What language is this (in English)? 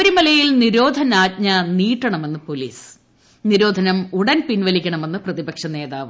Malayalam